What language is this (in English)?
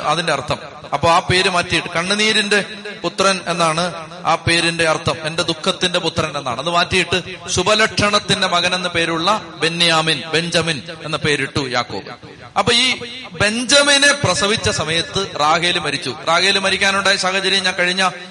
Malayalam